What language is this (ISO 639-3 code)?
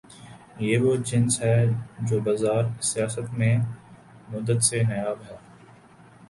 urd